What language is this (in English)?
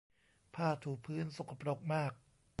Thai